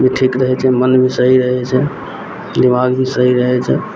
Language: Maithili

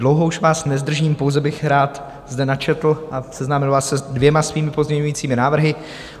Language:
Czech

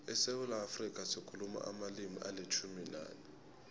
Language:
South Ndebele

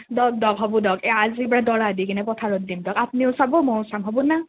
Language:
Assamese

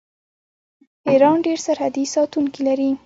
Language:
Pashto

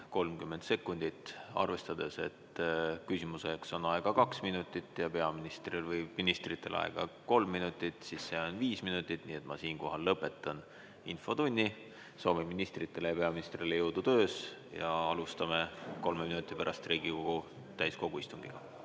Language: Estonian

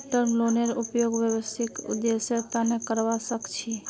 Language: Magahi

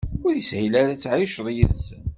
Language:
Kabyle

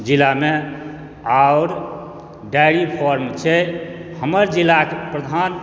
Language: Maithili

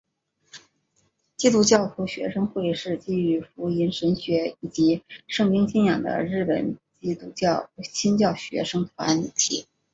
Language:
Chinese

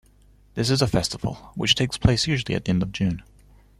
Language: English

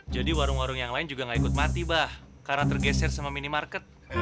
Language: Indonesian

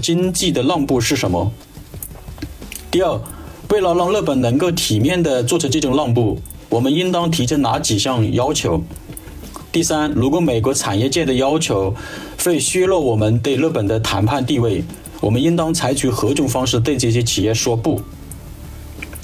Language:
Chinese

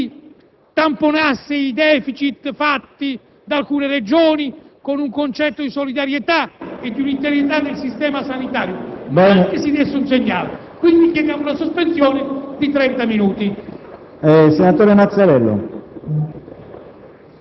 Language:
Italian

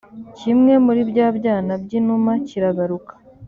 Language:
Kinyarwanda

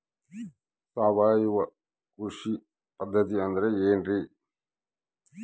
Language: Kannada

